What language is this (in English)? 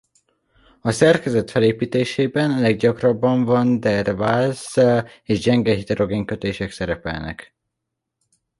Hungarian